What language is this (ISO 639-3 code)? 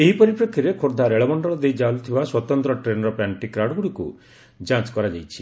ori